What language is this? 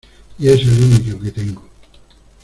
Spanish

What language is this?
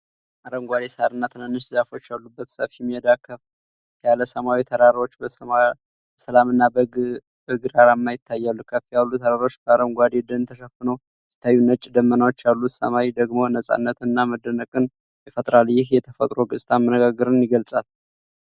Amharic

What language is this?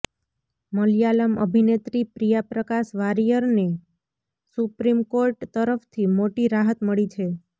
Gujarati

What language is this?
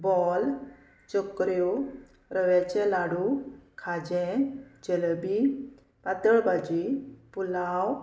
Konkani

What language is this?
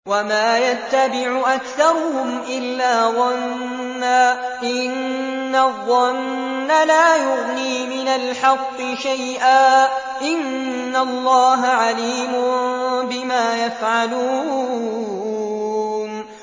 Arabic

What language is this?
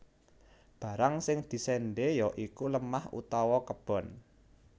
Javanese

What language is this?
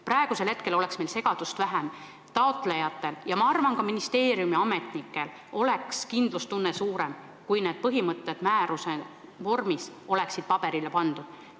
Estonian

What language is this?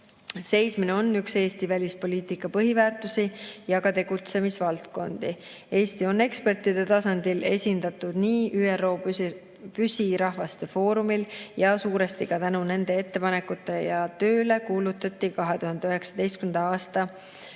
Estonian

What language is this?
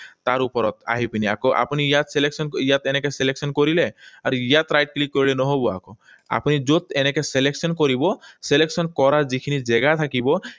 Assamese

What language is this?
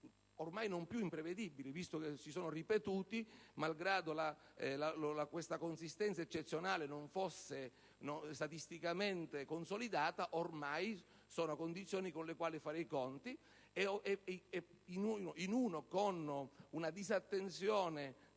Italian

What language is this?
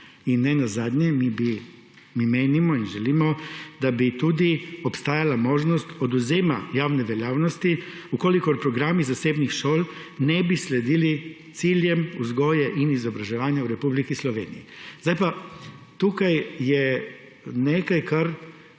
Slovenian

